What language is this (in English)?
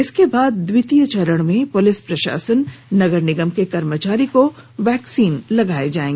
Hindi